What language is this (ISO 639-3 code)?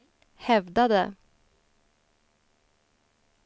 swe